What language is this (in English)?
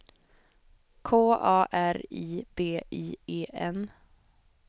Swedish